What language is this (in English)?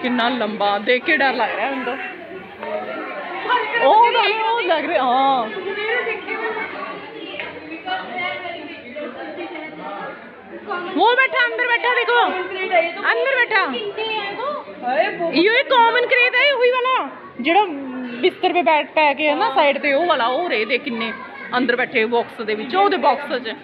Punjabi